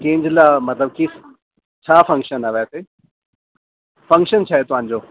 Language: Sindhi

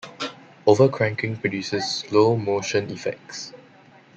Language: English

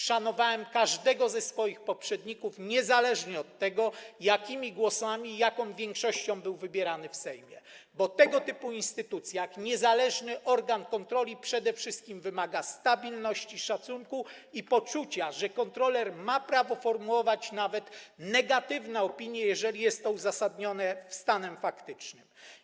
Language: Polish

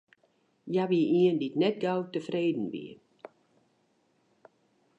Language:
Western Frisian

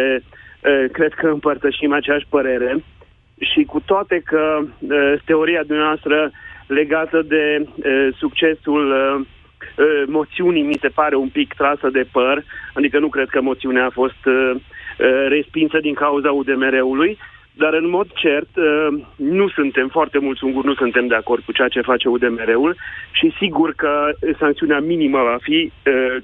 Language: Romanian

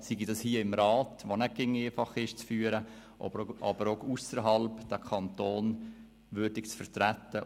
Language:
Swiss German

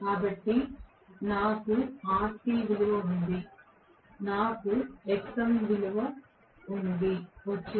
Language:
Telugu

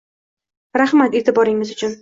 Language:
Uzbek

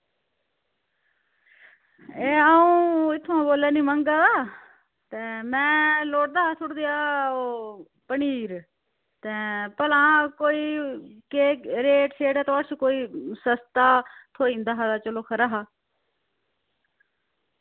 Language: Dogri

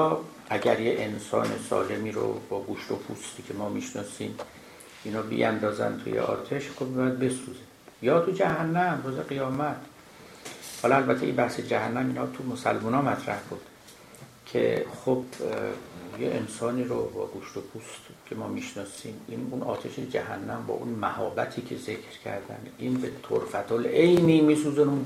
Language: Persian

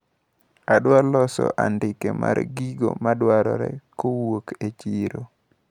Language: Luo (Kenya and Tanzania)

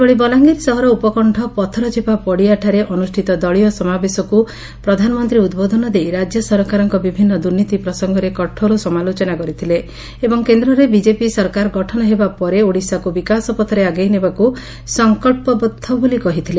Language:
Odia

